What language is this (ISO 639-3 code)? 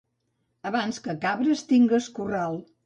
cat